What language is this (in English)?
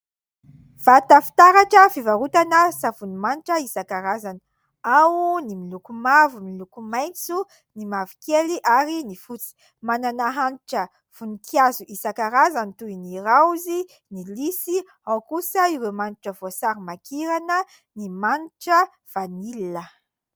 Malagasy